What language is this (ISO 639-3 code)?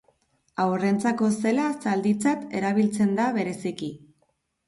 eus